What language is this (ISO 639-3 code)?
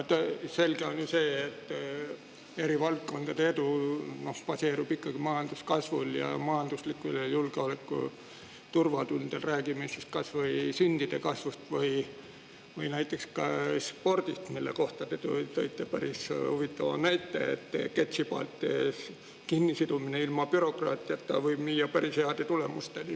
est